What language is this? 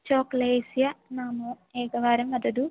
Sanskrit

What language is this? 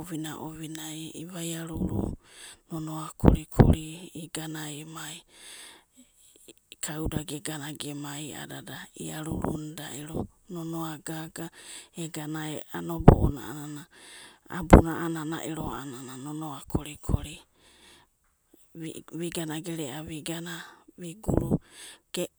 Abadi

